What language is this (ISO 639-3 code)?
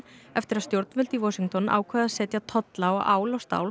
isl